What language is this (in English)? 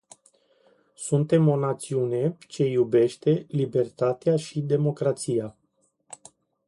Romanian